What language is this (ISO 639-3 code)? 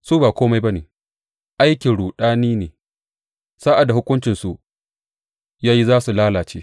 hau